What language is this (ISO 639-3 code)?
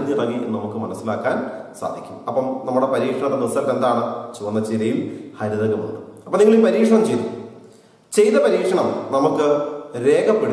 ind